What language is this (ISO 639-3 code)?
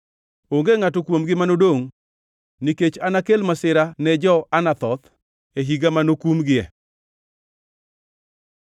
luo